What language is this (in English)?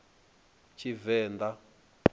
Venda